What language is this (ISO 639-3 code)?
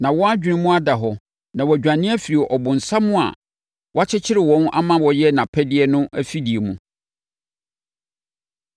aka